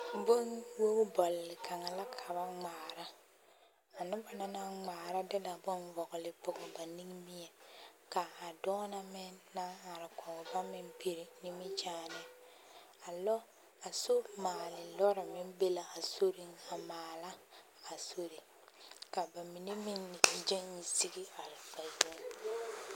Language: Southern Dagaare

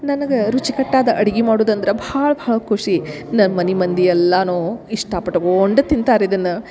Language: Kannada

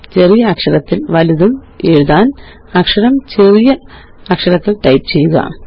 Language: Malayalam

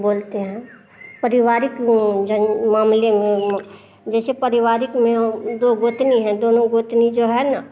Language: Hindi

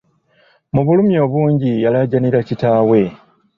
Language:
Ganda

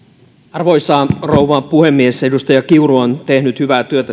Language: Finnish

